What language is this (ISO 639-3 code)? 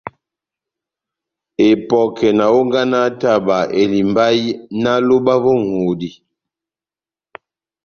bnm